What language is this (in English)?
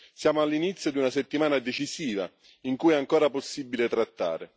Italian